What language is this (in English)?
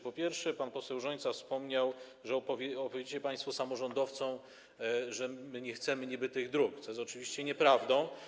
Polish